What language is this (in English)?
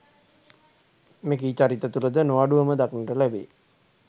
Sinhala